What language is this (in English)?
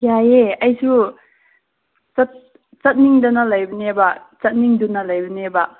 Manipuri